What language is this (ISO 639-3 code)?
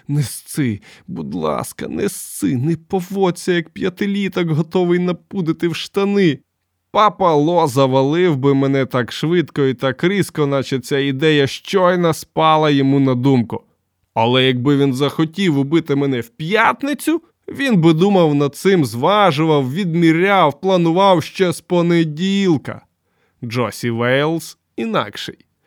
ukr